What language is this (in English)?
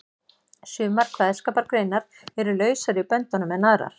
Icelandic